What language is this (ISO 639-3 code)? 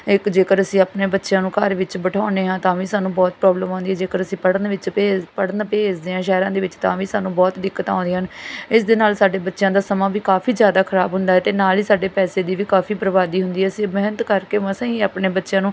pan